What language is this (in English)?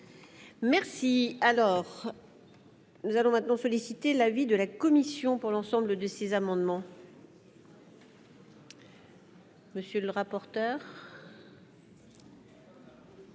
French